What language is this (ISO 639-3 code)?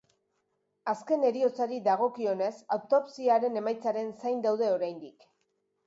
eus